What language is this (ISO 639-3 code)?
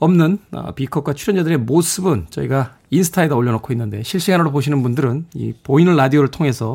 kor